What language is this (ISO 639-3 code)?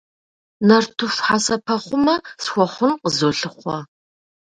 kbd